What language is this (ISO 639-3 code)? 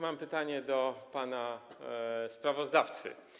pol